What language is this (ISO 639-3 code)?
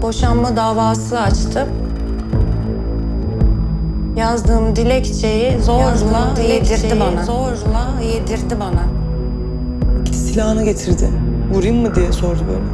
tur